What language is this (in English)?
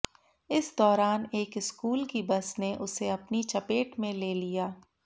Hindi